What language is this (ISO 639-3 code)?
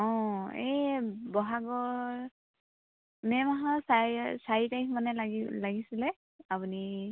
asm